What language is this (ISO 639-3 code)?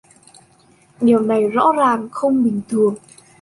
vie